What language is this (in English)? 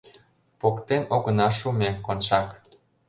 Mari